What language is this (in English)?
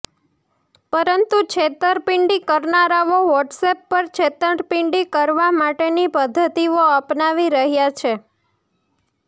Gujarati